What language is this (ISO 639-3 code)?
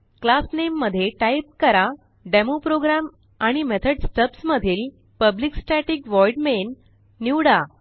mar